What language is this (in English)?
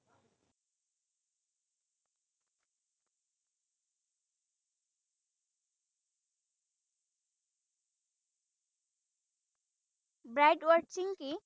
Assamese